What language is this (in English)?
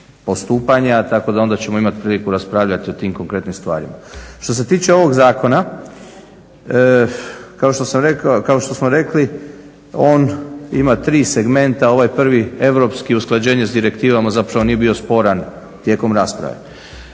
Croatian